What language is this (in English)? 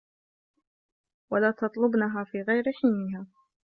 Arabic